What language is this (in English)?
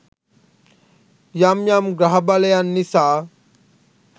Sinhala